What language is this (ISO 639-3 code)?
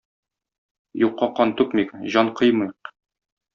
tat